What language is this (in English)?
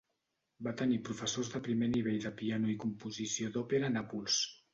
Catalan